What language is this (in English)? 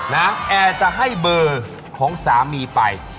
Thai